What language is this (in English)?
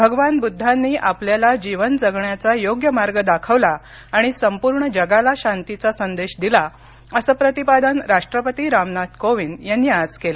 Marathi